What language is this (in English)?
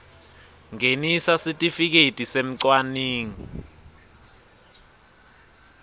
Swati